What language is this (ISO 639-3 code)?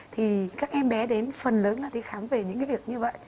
vie